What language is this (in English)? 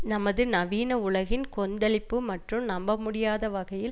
Tamil